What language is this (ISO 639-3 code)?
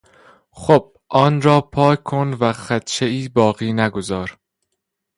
fas